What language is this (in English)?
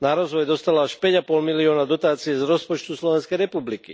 Slovak